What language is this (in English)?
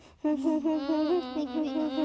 Icelandic